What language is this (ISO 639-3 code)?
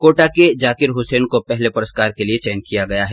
hin